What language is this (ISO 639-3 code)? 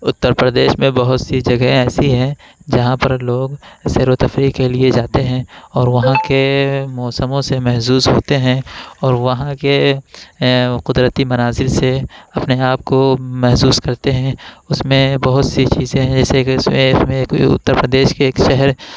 urd